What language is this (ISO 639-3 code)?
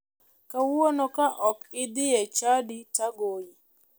luo